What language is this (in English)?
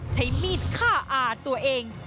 Thai